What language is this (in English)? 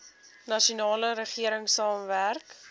Afrikaans